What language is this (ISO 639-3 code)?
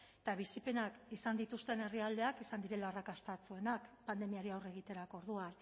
eus